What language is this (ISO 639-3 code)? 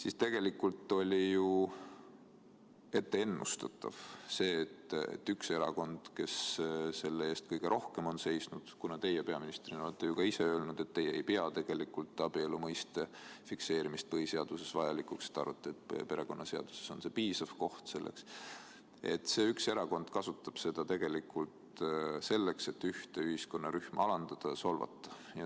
est